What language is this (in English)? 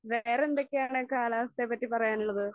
Malayalam